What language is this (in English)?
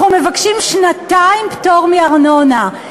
Hebrew